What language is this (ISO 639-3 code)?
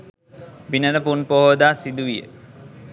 sin